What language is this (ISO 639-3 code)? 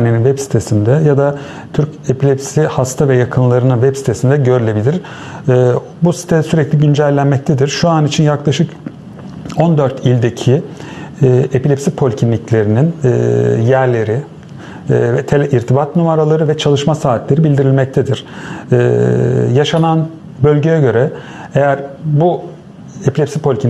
tur